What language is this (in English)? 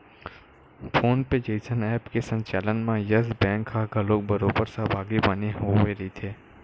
Chhattisgarhi